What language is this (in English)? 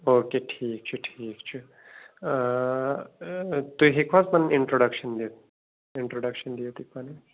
Kashmiri